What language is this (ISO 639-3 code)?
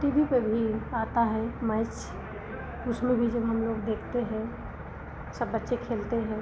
hin